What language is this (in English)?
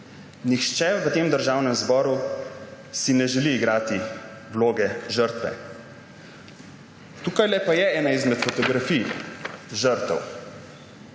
Slovenian